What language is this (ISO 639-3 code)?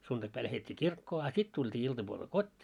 fin